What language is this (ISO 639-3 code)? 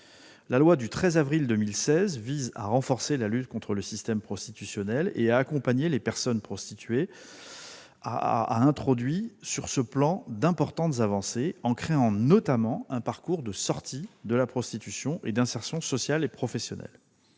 fra